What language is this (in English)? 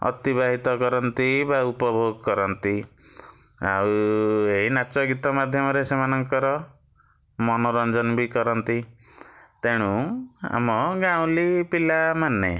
Odia